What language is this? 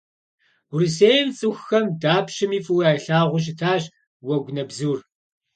Kabardian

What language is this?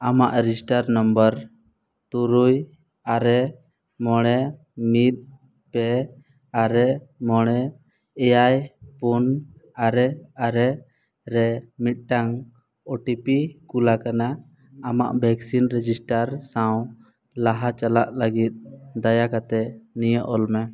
Santali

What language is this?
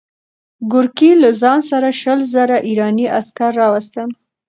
Pashto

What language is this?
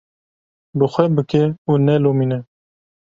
Kurdish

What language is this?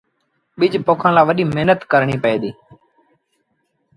Sindhi Bhil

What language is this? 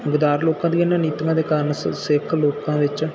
Punjabi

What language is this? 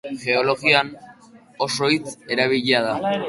Basque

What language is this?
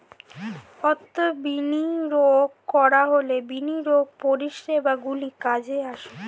Bangla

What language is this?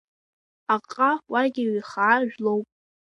Abkhazian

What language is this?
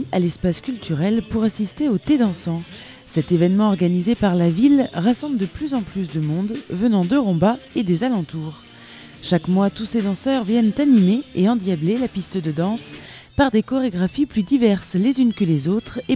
French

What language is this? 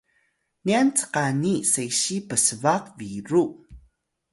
Atayal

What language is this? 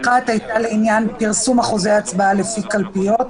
Hebrew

